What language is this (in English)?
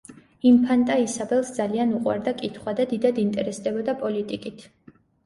Georgian